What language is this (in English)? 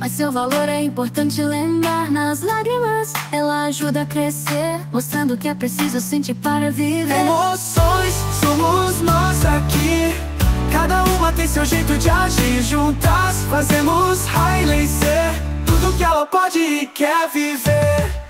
Portuguese